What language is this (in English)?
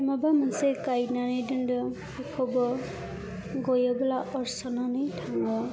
Bodo